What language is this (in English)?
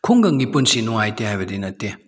Manipuri